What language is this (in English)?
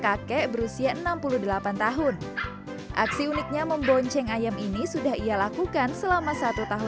Indonesian